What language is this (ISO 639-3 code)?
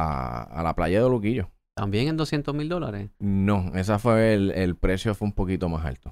spa